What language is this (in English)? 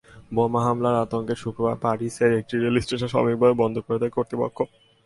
Bangla